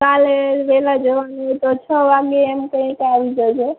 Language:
Gujarati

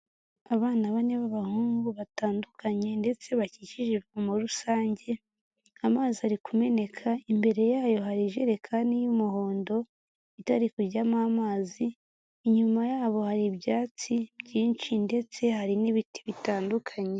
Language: Kinyarwanda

